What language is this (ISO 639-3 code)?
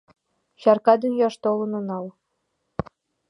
chm